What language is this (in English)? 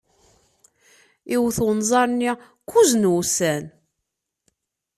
Kabyle